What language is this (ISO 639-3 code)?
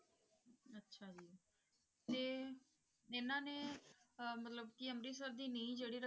pan